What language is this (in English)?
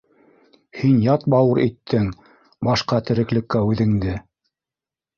Bashkir